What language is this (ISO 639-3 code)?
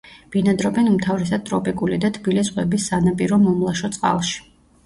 kat